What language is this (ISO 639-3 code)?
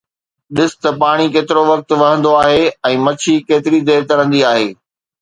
snd